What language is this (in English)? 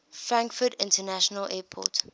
English